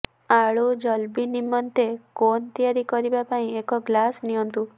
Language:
Odia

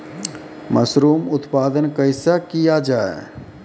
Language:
Maithili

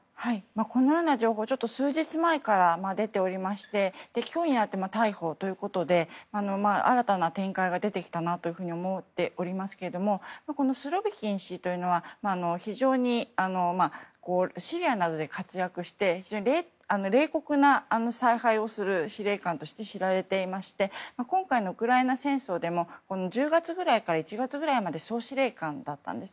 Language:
Japanese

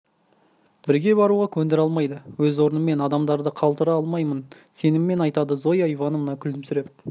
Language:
Kazakh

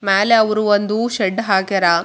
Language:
Kannada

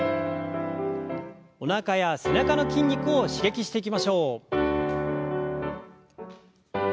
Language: Japanese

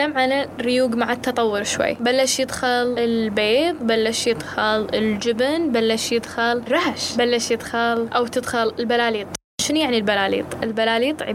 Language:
Arabic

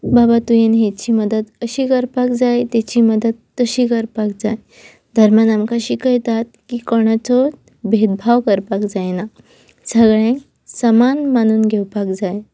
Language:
Konkani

